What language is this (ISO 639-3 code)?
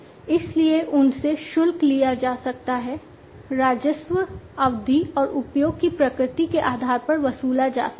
hin